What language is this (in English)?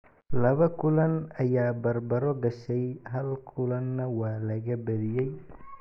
Somali